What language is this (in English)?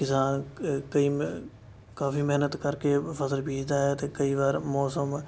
Punjabi